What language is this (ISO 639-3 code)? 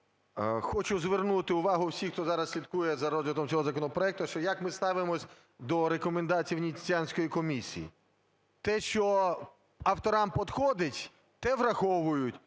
ukr